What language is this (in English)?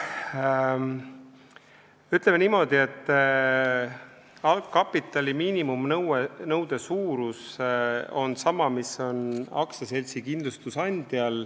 Estonian